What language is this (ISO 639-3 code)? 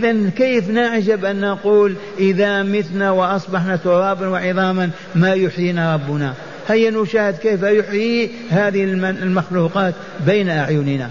ara